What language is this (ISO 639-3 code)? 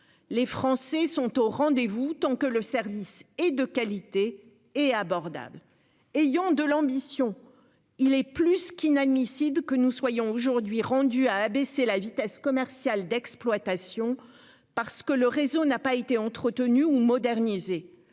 fra